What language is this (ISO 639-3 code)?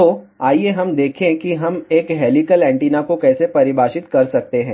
hin